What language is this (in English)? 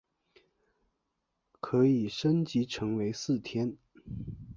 Chinese